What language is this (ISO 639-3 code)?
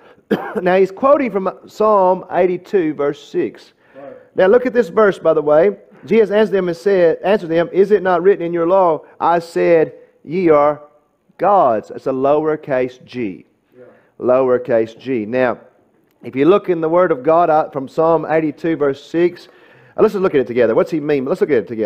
eng